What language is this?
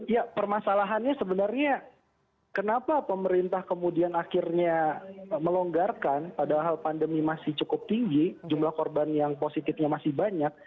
Indonesian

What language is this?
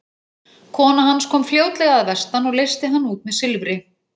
Icelandic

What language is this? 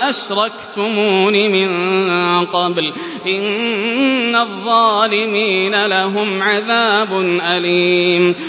Arabic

